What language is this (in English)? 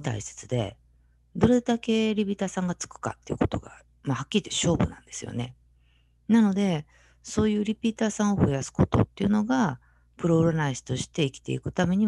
Japanese